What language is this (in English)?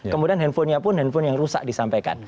Indonesian